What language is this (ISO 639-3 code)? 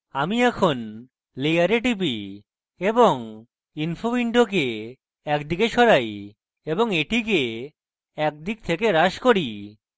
ben